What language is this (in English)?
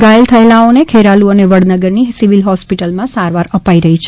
Gujarati